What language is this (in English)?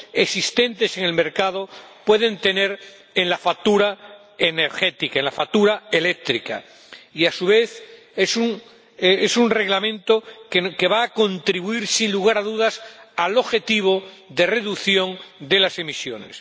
Spanish